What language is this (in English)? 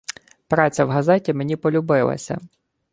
Ukrainian